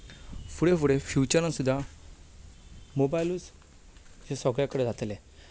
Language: Konkani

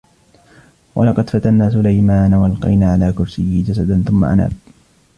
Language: Arabic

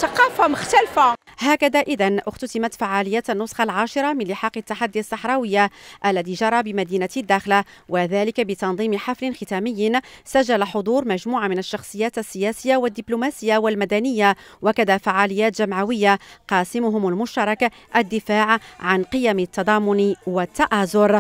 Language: Arabic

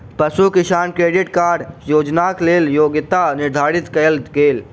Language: Maithili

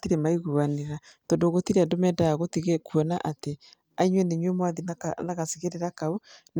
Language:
Kikuyu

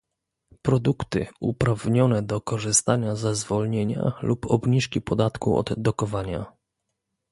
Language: Polish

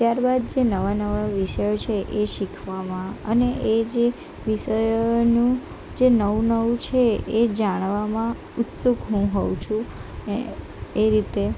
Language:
Gujarati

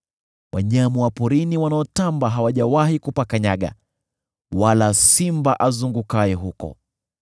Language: Swahili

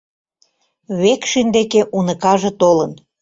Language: Mari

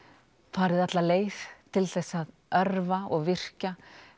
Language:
Icelandic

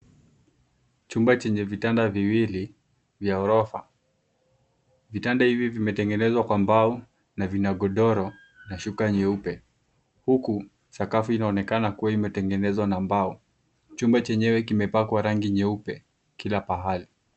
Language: Swahili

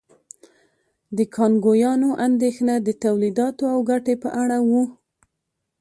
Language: Pashto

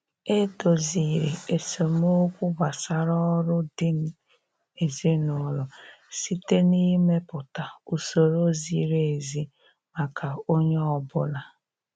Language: Igbo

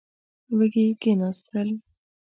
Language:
Pashto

